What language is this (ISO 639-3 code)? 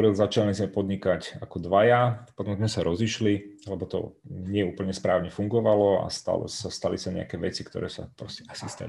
ces